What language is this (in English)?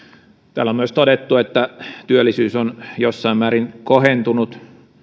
Finnish